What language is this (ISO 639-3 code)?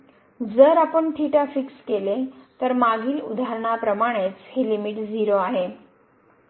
mar